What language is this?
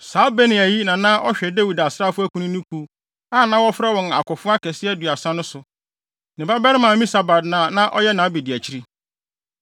Akan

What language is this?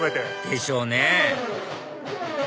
Japanese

